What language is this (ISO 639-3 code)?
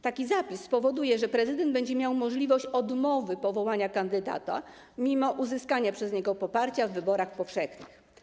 pol